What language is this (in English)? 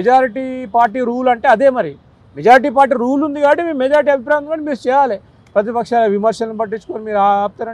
Telugu